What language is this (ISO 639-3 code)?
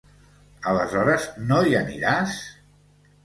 cat